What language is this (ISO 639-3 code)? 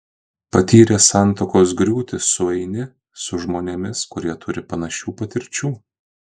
lit